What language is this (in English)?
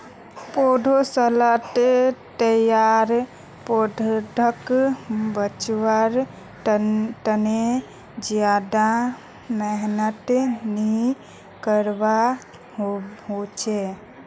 Magahi